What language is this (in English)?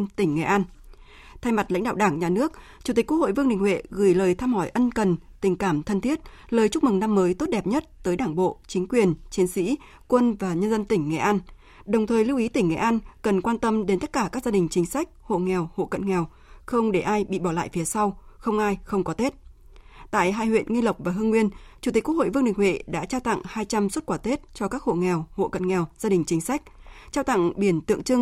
Vietnamese